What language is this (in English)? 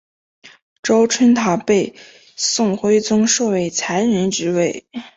Chinese